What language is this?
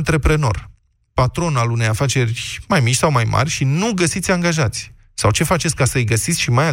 Romanian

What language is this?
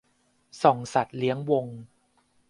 Thai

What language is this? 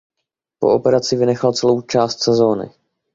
Czech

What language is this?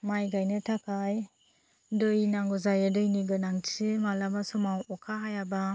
Bodo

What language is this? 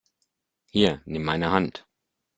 German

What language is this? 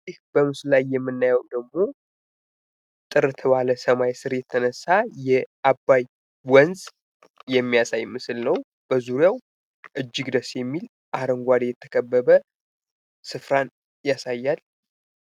Amharic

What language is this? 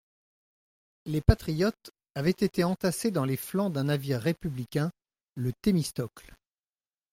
French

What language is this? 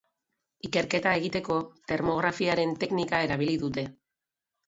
Basque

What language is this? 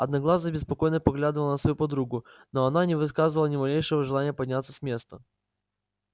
Russian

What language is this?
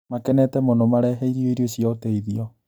Kikuyu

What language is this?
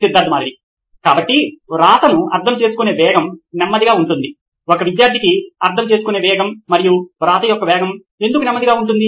Telugu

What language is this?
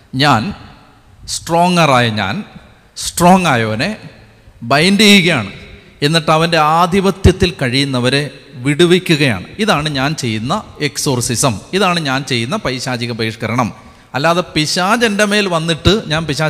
Malayalam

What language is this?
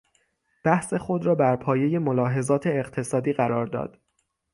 Persian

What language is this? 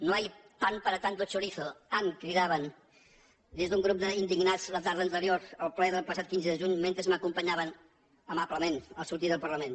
Catalan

